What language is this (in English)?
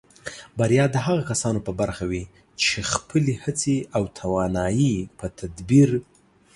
Pashto